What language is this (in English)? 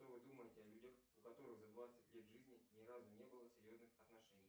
Russian